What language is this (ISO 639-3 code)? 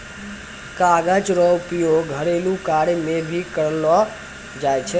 mai